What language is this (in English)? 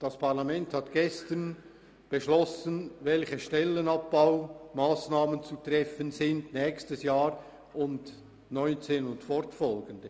Swiss German